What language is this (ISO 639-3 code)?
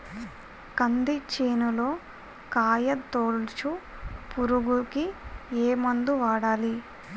tel